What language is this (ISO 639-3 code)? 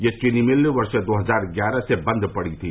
hin